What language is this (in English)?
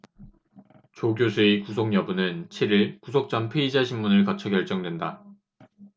Korean